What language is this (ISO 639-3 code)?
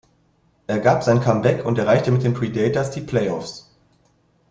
deu